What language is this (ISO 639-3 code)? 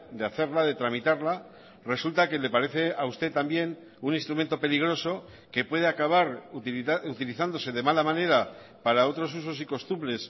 spa